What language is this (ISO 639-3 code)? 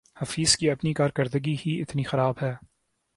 urd